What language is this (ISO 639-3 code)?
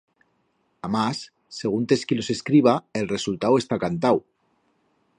arg